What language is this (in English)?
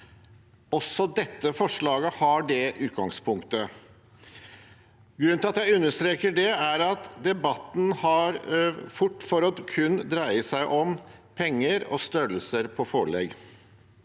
Norwegian